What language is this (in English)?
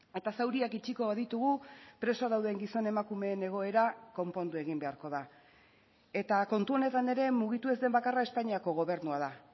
Basque